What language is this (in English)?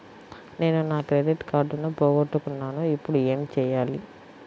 Telugu